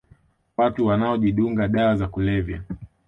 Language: Swahili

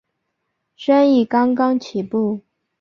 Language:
Chinese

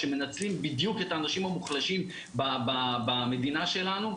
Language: Hebrew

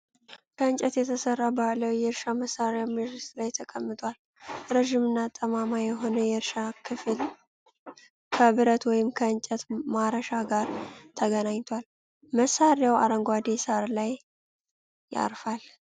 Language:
Amharic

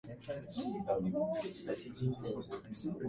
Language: Japanese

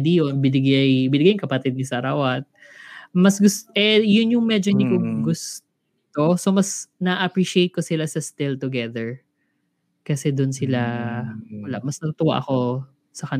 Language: Filipino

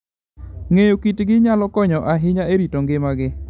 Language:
Luo (Kenya and Tanzania)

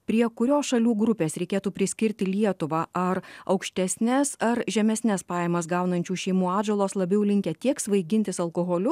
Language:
Lithuanian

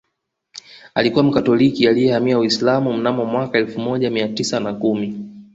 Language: Swahili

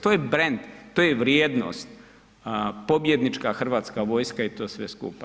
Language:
Croatian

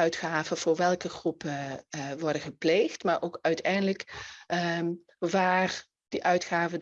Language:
Dutch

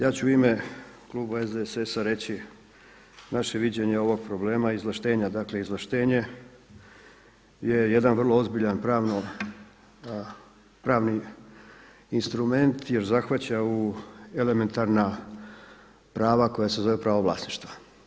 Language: Croatian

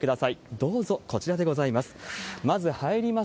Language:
Japanese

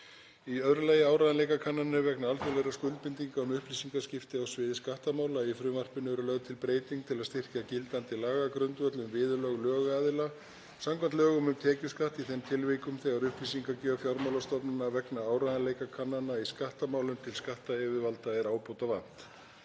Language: Icelandic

